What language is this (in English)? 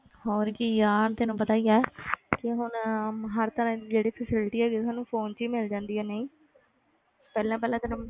Punjabi